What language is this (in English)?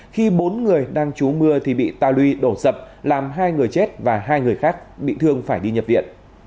Vietnamese